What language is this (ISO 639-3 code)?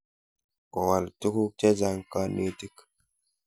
kln